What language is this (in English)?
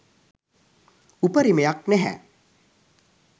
Sinhala